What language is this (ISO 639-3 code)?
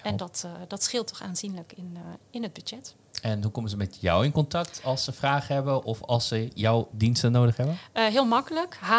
nld